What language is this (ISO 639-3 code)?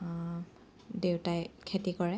asm